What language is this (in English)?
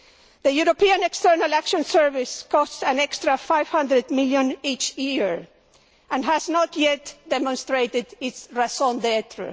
English